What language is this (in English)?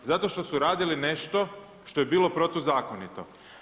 Croatian